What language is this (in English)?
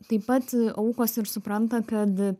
Lithuanian